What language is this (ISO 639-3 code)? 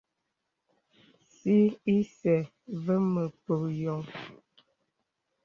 beb